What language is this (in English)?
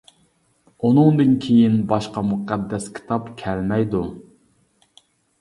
Uyghur